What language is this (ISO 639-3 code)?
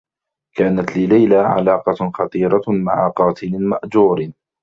ara